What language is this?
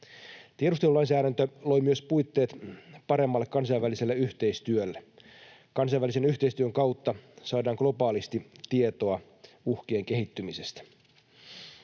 Finnish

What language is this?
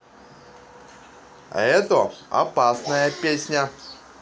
Russian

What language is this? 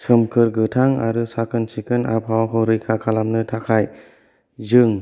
Bodo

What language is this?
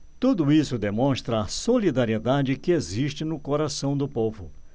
Portuguese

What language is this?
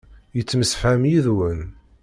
Kabyle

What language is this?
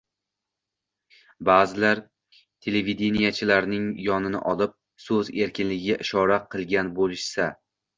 Uzbek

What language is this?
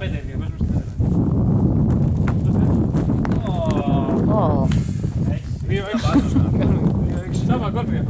Greek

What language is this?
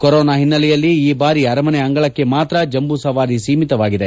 Kannada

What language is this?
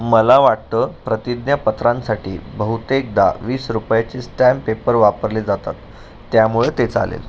Marathi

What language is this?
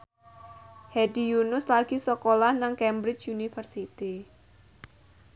Javanese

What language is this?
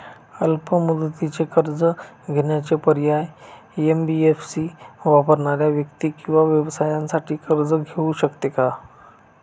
Marathi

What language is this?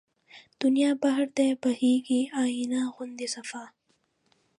Pashto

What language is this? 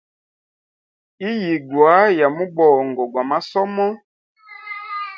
Hemba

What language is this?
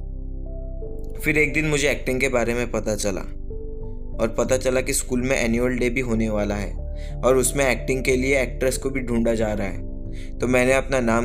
Hindi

